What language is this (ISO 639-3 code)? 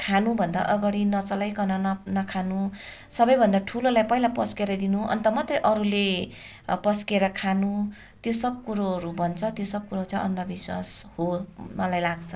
nep